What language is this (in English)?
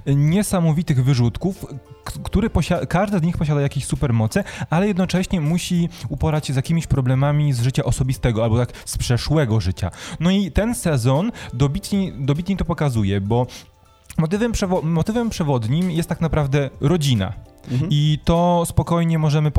Polish